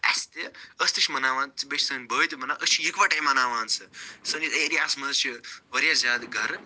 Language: Kashmiri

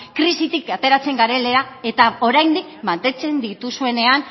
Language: Basque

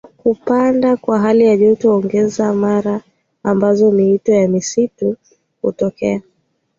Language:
Swahili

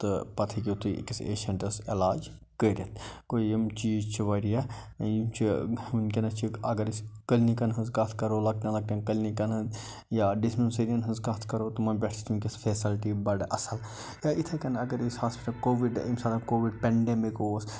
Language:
Kashmiri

